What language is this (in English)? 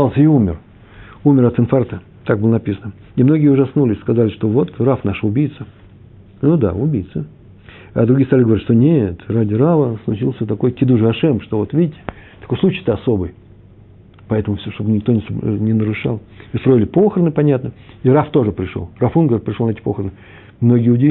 Russian